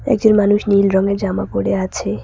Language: Bangla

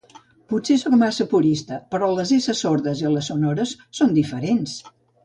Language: Catalan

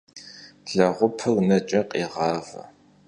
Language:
Kabardian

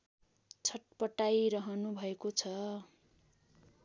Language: Nepali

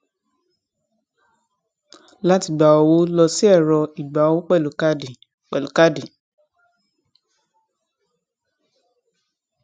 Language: Yoruba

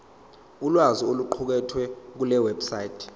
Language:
Zulu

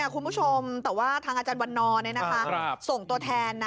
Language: Thai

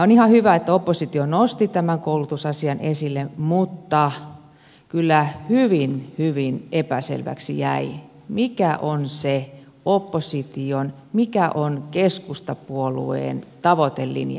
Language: Finnish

